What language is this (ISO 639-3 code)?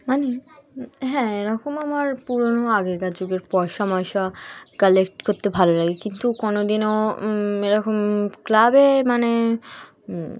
ben